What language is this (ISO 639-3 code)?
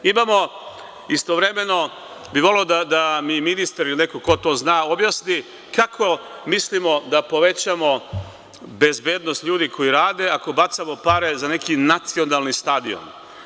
srp